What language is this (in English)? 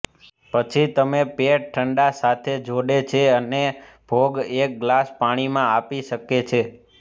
Gujarati